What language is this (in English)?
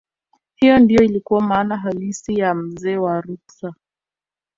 Swahili